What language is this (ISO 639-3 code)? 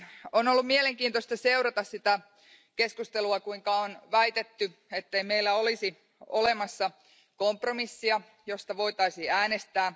fin